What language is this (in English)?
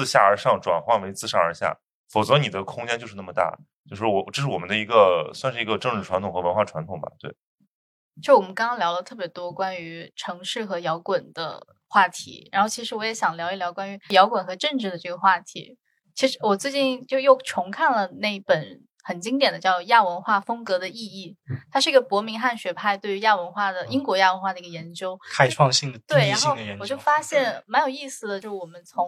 Chinese